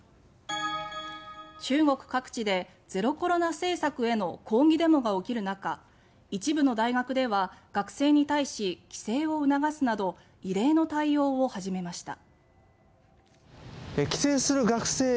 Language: Japanese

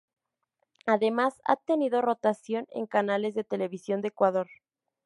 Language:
Spanish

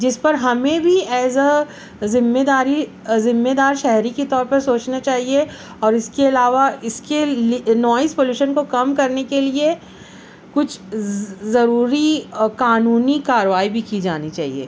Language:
Urdu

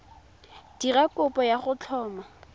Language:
Tswana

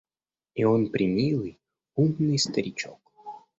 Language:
Russian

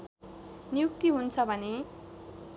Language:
Nepali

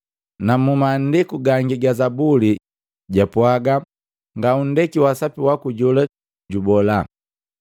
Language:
Matengo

